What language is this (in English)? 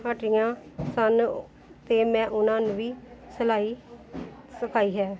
Punjabi